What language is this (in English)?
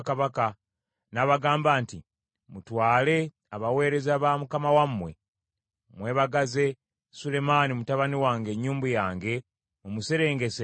Ganda